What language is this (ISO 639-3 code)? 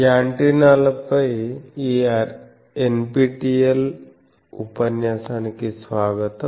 tel